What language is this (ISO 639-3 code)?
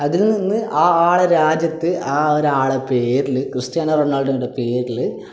mal